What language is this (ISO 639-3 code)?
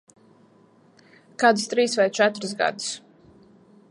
lav